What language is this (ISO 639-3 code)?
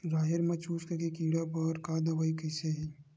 hne